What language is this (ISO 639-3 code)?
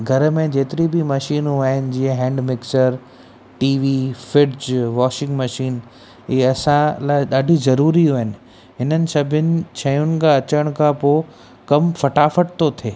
snd